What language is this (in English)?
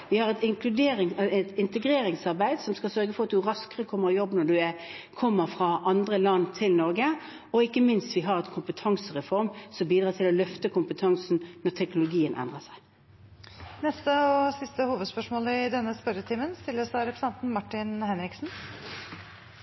Norwegian